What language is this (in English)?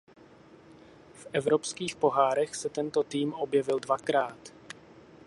Czech